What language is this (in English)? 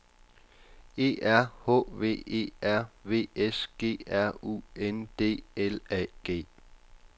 Danish